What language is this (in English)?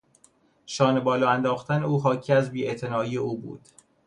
Persian